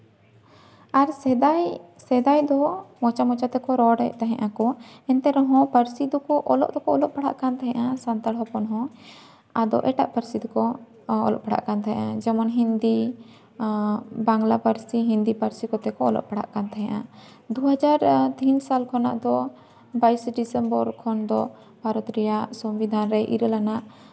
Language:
Santali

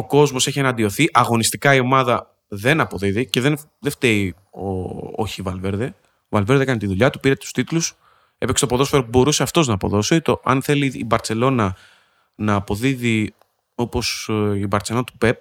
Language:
Greek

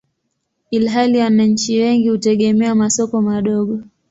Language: Swahili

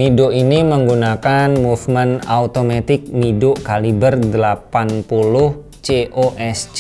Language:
Indonesian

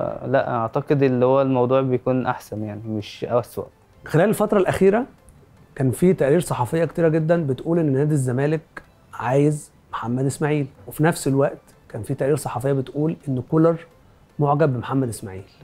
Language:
Arabic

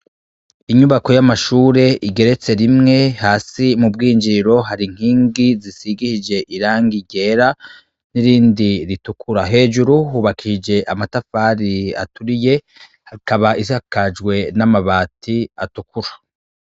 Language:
Rundi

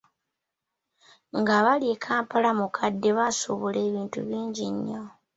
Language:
Ganda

